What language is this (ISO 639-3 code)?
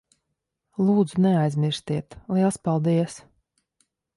lav